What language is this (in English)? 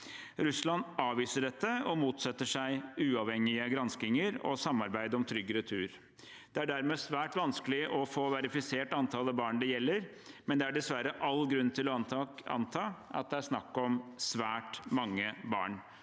Norwegian